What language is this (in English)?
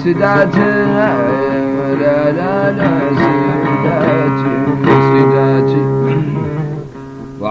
Arabic